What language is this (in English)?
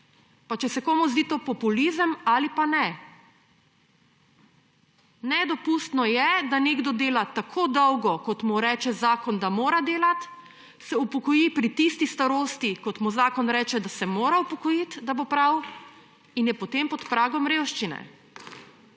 Slovenian